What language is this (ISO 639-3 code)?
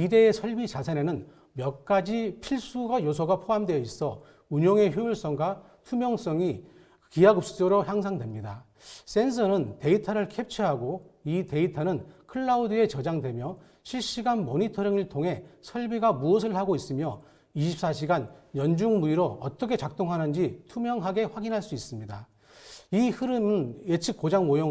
kor